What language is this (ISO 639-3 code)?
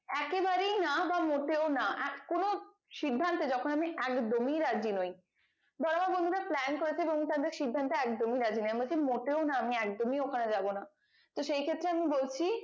ben